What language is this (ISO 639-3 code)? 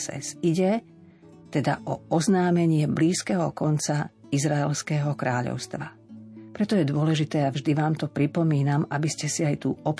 slk